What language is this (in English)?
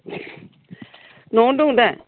Bodo